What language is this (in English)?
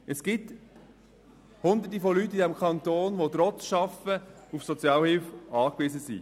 Swiss German